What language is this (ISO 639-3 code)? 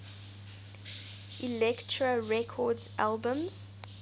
eng